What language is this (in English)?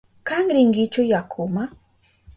Southern Pastaza Quechua